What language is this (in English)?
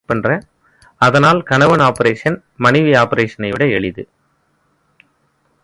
Tamil